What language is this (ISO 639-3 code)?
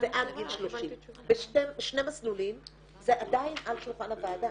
heb